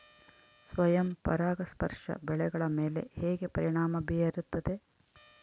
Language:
Kannada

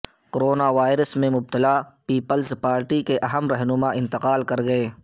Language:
Urdu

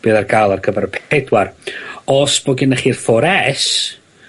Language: Welsh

